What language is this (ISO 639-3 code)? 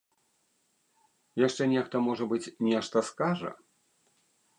bel